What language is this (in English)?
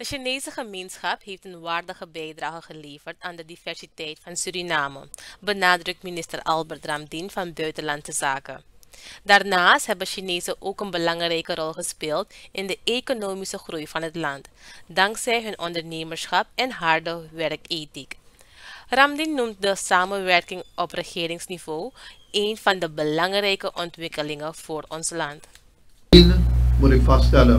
Dutch